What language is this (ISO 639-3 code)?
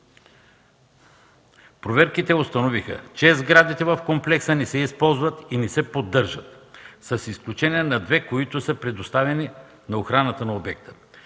bul